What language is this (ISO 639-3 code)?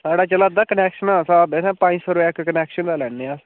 doi